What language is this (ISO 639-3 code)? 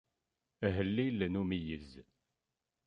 kab